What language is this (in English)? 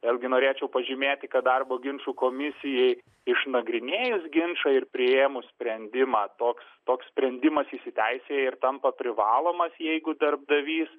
Lithuanian